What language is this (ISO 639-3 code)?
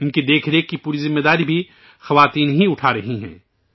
urd